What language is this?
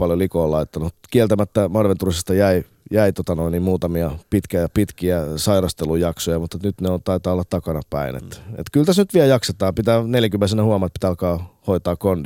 Finnish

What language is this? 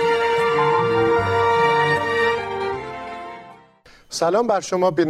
Persian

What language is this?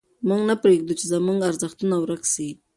Pashto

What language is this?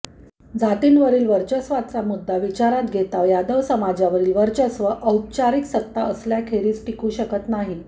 Marathi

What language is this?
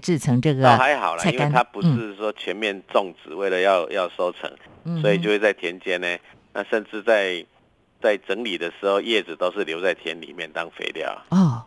Chinese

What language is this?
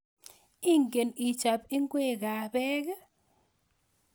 Kalenjin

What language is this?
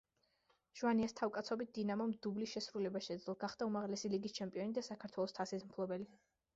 Georgian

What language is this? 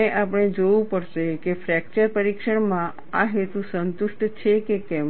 Gujarati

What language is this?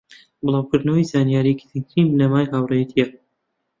Central Kurdish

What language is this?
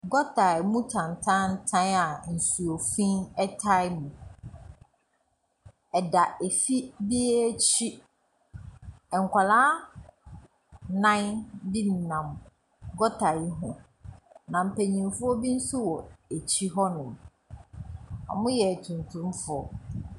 Akan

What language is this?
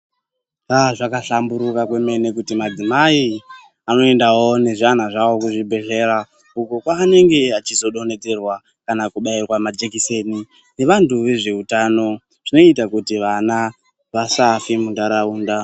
Ndau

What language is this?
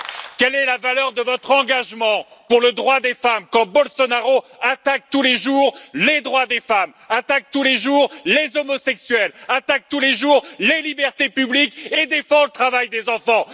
French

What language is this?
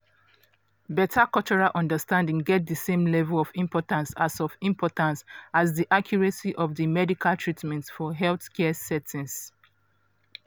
Nigerian Pidgin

